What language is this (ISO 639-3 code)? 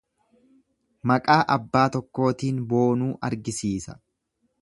orm